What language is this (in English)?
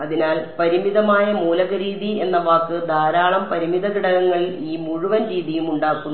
Malayalam